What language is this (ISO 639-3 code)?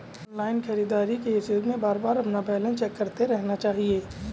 hin